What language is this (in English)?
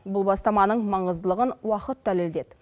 Kazakh